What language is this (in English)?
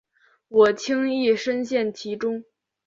Chinese